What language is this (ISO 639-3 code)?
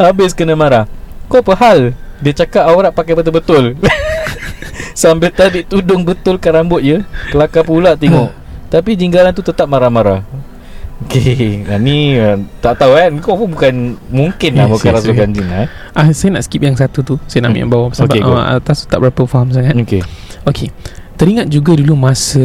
msa